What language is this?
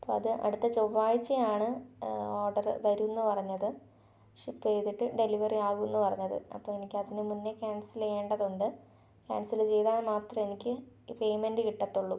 Malayalam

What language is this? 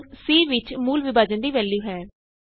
Punjabi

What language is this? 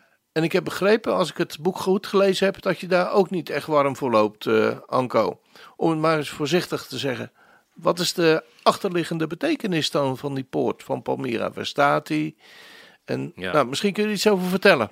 Dutch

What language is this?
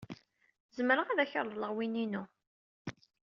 Kabyle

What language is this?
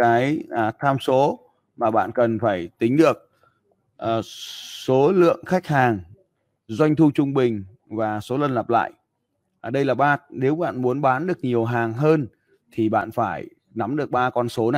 Vietnamese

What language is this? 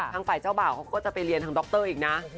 Thai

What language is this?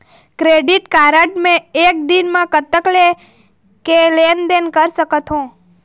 Chhattisgarhi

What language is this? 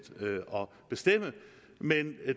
Danish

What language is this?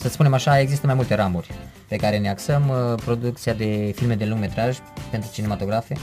Romanian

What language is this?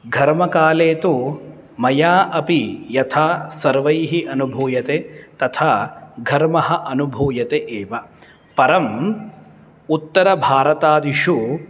Sanskrit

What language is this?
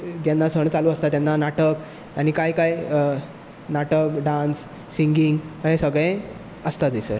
Konkani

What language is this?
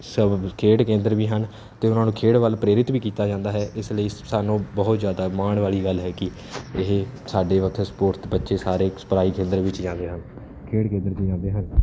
Punjabi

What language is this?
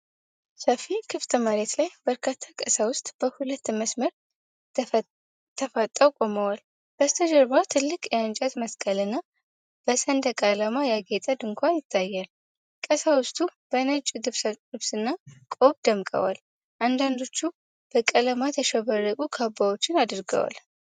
Amharic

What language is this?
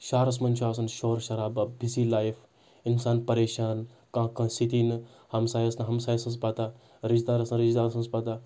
Kashmiri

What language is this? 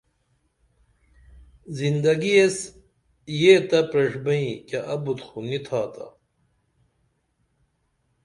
Dameli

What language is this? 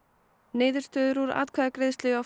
Icelandic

